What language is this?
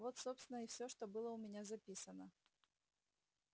Russian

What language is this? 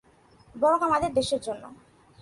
Bangla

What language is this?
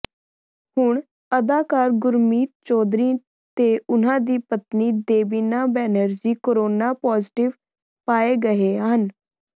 Punjabi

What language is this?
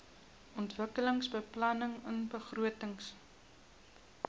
Afrikaans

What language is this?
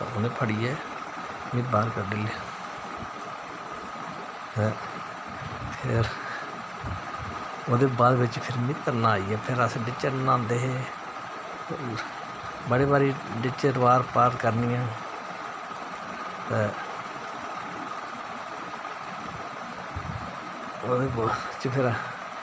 Dogri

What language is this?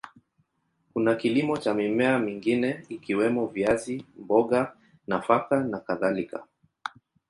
Swahili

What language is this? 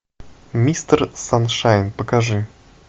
Russian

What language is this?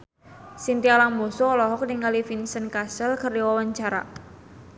Sundanese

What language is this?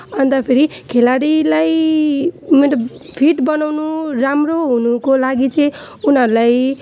Nepali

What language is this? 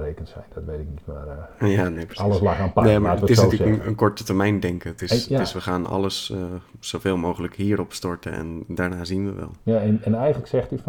Dutch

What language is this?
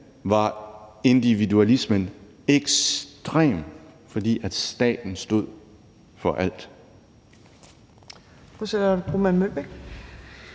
Danish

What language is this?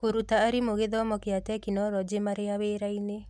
Kikuyu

